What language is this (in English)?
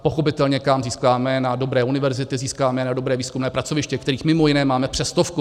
Czech